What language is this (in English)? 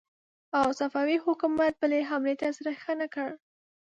Pashto